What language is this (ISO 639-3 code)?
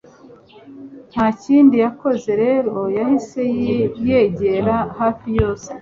kin